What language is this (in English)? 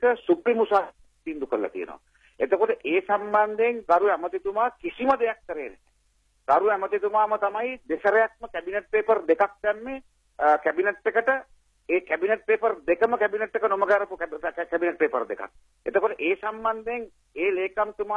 Indonesian